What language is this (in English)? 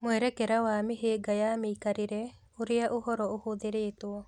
Kikuyu